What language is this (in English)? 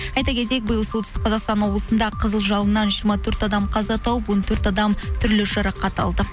Kazakh